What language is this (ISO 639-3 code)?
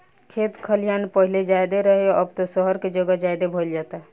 bho